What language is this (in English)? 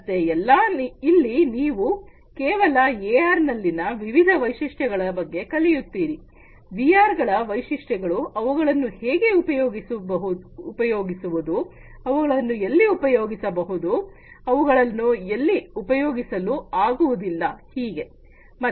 Kannada